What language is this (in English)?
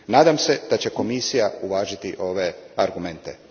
Croatian